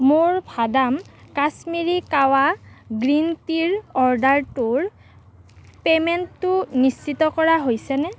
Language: Assamese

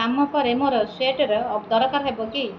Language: Odia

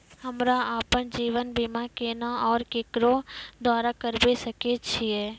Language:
Maithili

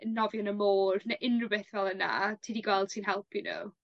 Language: Welsh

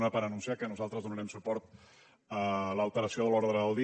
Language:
Catalan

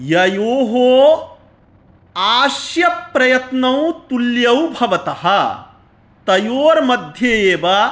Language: Sanskrit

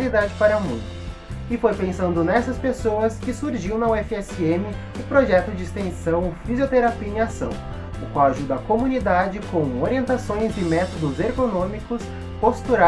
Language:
Portuguese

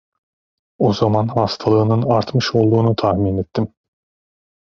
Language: Turkish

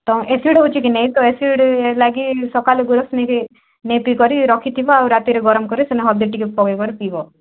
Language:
Odia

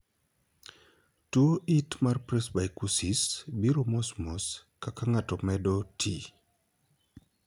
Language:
Luo (Kenya and Tanzania)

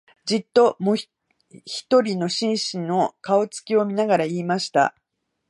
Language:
Japanese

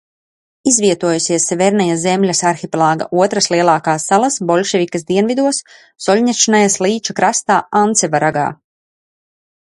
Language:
Latvian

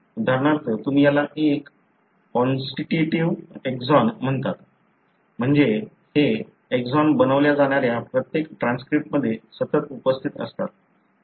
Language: Marathi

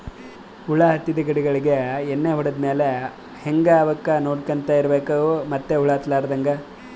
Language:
Kannada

